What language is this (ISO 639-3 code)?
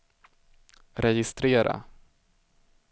swe